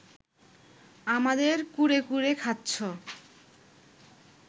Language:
Bangla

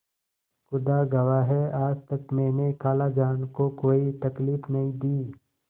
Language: Hindi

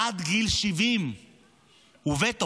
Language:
Hebrew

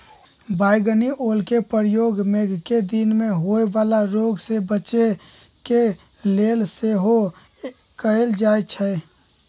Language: Magahi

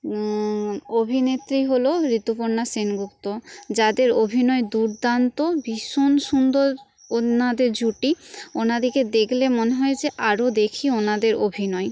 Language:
Bangla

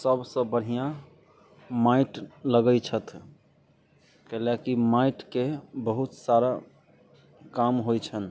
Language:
Maithili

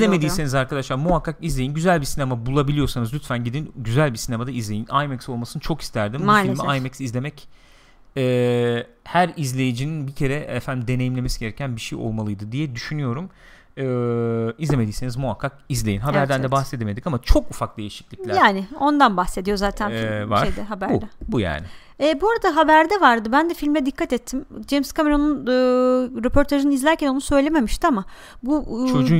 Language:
Turkish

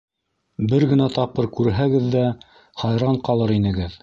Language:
Bashkir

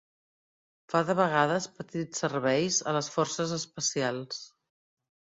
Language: Catalan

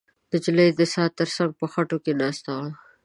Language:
Pashto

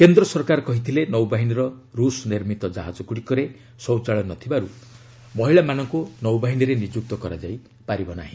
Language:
Odia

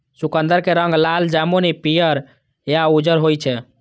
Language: Maithili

